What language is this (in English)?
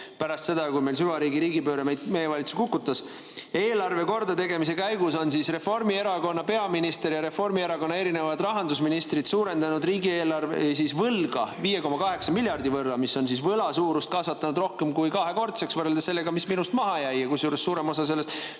Estonian